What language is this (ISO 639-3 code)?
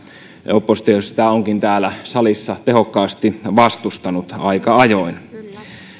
fin